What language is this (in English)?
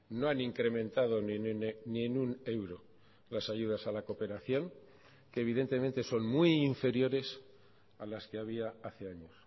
Spanish